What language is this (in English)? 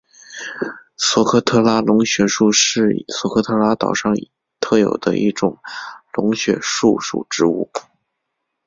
Chinese